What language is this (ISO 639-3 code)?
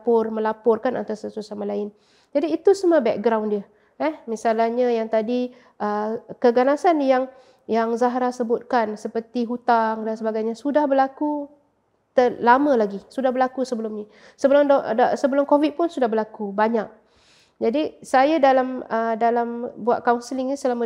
msa